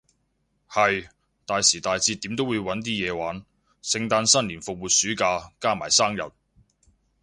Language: Cantonese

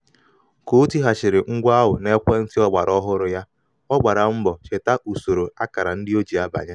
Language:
Igbo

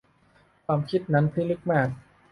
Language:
Thai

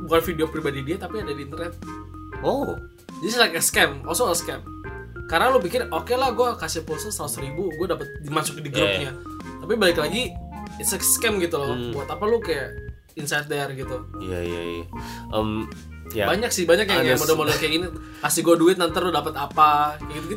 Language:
Indonesian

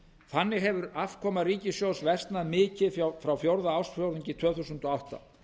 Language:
Icelandic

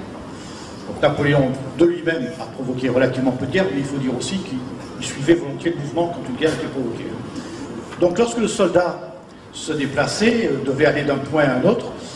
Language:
French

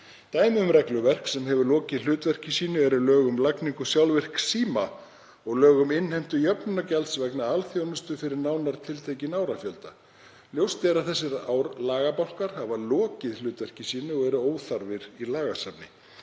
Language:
Icelandic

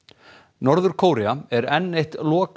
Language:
Icelandic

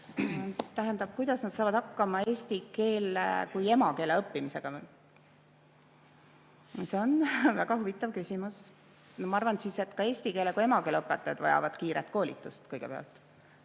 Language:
Estonian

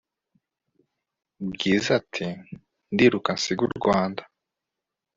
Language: Kinyarwanda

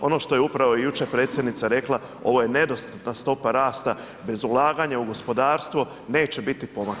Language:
Croatian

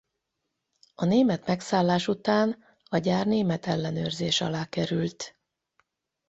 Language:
Hungarian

